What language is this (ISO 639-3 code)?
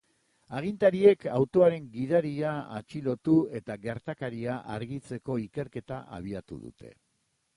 eus